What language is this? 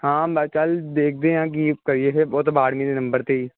Punjabi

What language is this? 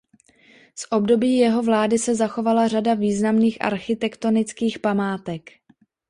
Czech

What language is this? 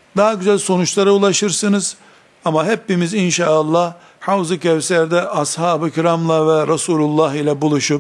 Turkish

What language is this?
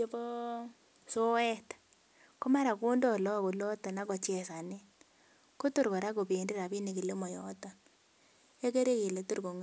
Kalenjin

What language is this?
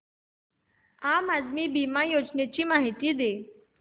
Marathi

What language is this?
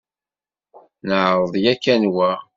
Kabyle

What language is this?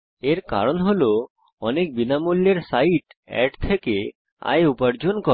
Bangla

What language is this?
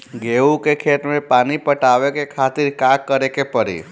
Bhojpuri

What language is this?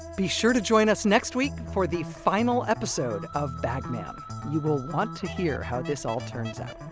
English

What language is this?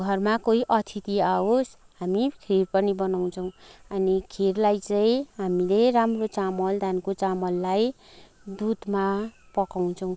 Nepali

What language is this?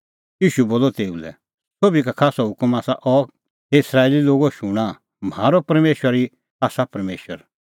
Kullu Pahari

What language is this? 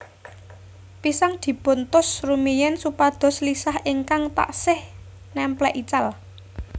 Javanese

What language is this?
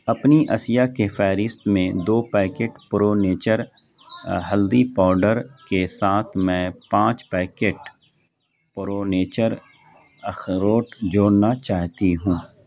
Urdu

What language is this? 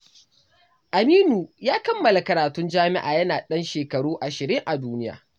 Hausa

